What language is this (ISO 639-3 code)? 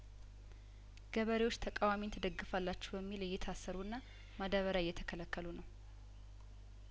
amh